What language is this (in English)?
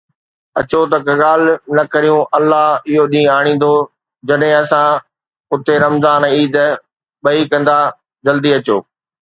Sindhi